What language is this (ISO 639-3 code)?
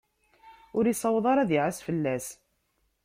kab